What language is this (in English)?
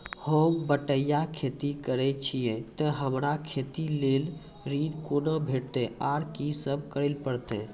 Maithili